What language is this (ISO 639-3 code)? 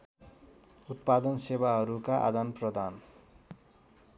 nep